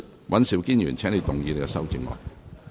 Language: Cantonese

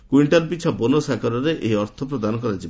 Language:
Odia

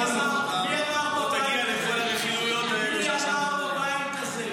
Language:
Hebrew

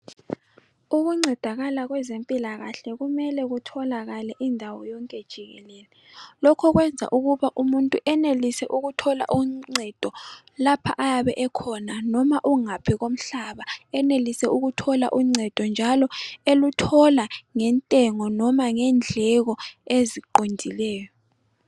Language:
North Ndebele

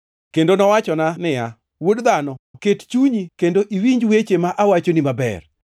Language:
Luo (Kenya and Tanzania)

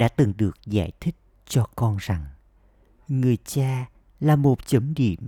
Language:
Vietnamese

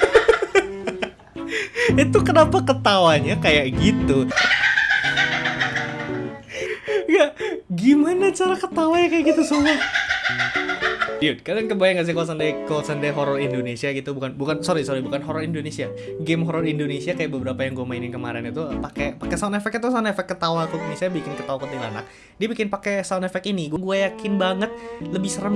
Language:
Indonesian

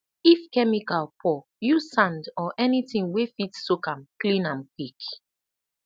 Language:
Nigerian Pidgin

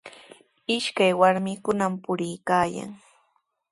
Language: Sihuas Ancash Quechua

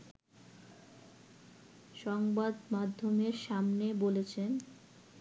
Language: Bangla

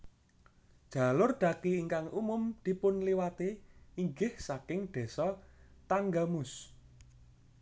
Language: Javanese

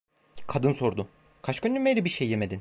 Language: Turkish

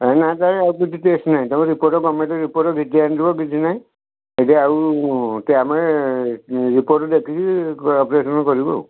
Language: Odia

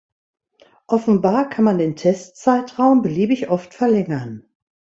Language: German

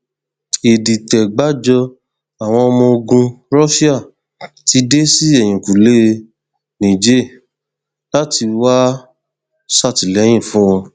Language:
Yoruba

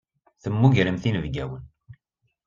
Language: Kabyle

